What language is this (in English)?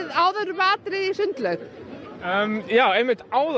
Icelandic